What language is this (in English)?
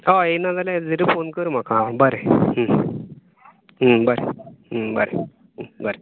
Konkani